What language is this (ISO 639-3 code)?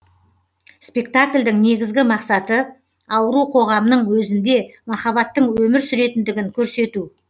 kaz